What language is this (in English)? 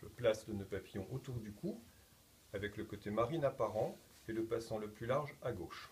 French